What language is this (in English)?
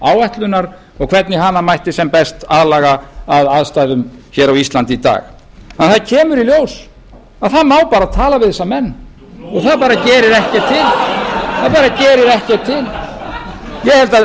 Icelandic